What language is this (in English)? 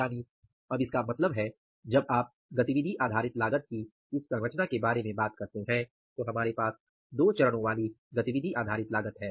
Hindi